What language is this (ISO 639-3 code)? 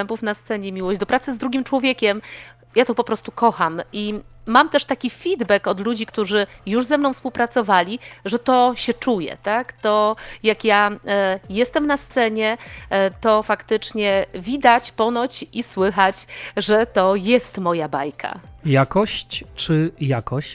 pol